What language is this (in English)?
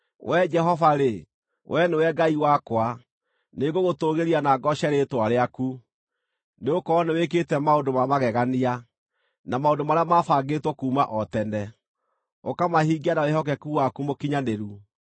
Kikuyu